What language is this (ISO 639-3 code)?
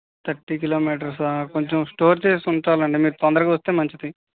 tel